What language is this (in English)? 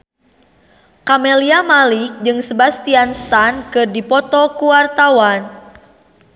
Sundanese